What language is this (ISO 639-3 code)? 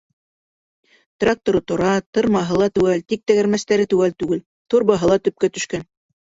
bak